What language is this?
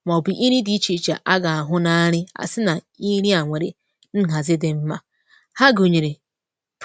Igbo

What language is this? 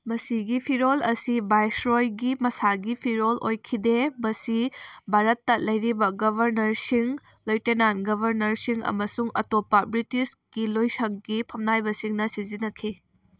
Manipuri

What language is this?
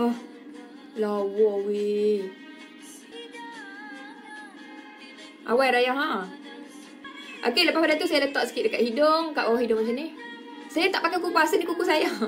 Malay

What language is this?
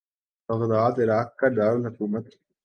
Urdu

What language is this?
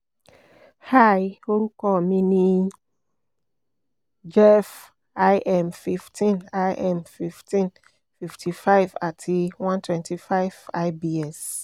Yoruba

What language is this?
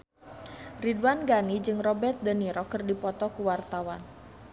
Sundanese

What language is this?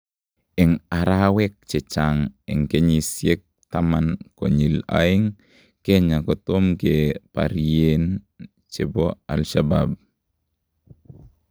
Kalenjin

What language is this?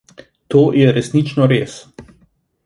Slovenian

